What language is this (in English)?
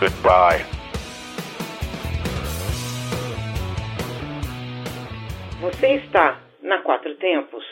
Portuguese